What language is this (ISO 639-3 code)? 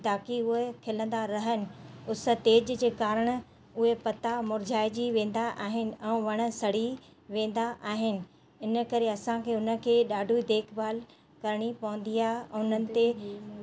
snd